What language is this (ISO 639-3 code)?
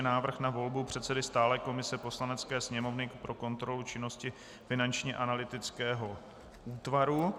ces